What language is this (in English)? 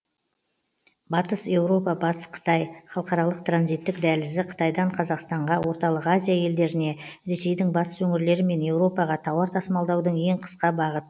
Kazakh